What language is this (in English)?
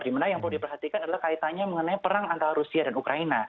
Indonesian